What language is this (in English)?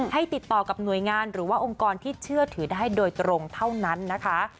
Thai